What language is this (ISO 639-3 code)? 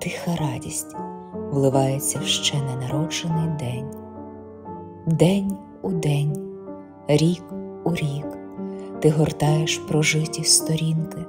ukr